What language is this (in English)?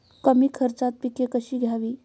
Marathi